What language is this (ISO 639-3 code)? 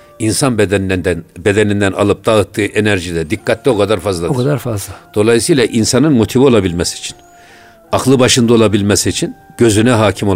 tur